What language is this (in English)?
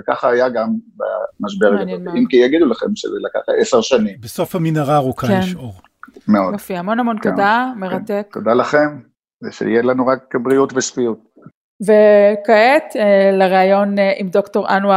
Hebrew